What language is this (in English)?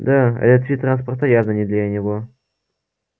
Russian